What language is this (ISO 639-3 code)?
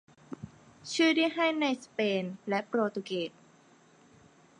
tha